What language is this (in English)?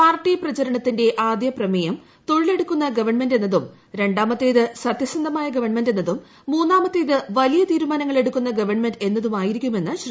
Malayalam